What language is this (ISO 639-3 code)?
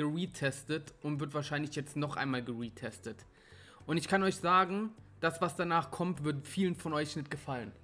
deu